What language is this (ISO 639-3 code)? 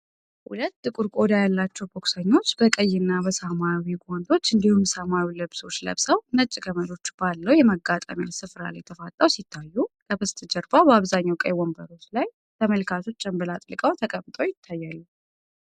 amh